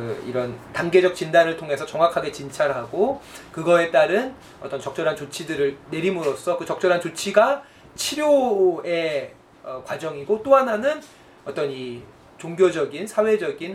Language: Korean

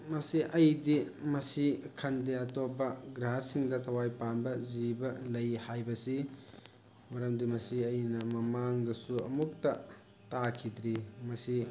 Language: Manipuri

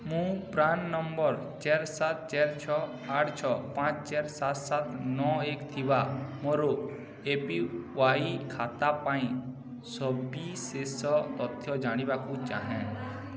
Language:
Odia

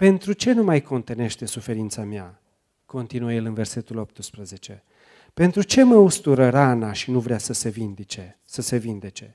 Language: Romanian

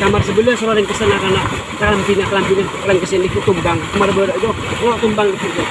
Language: Indonesian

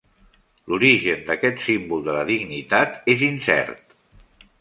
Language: Catalan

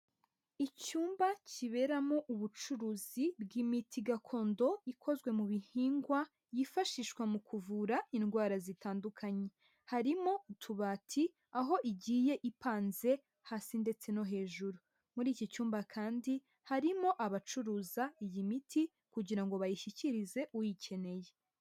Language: Kinyarwanda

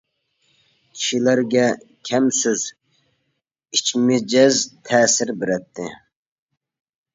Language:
Uyghur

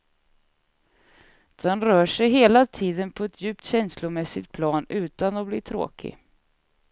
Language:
Swedish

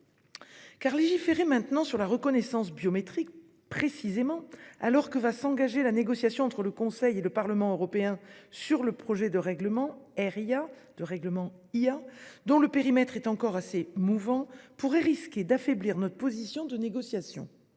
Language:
French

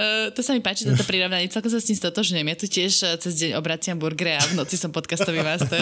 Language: Slovak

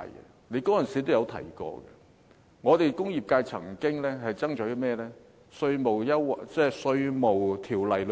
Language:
Cantonese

